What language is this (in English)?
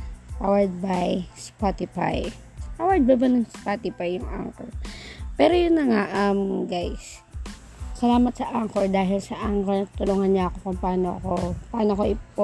Filipino